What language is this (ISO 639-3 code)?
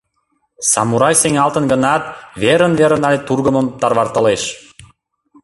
chm